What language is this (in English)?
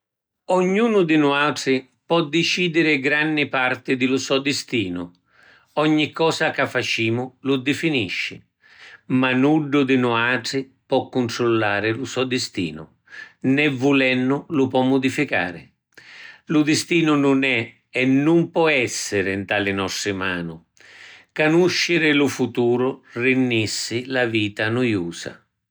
Sicilian